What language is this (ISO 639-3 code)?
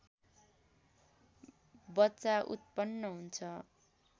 nep